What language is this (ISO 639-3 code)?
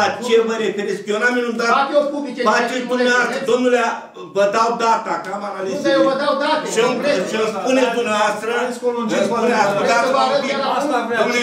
ron